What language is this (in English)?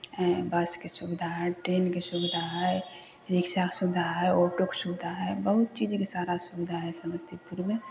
Maithili